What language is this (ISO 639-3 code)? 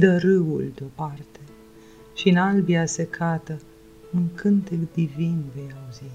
ron